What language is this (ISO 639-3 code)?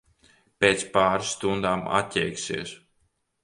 lav